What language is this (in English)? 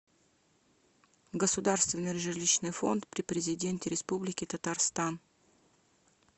Russian